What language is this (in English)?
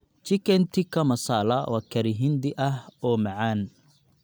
Somali